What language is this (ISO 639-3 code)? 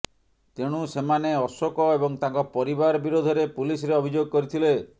ori